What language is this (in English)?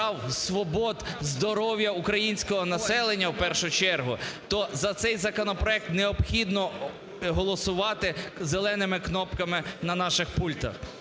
Ukrainian